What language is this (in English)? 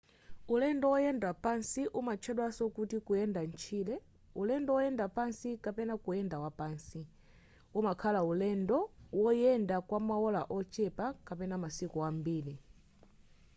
Nyanja